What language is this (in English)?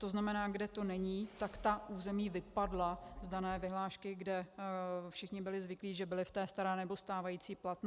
Czech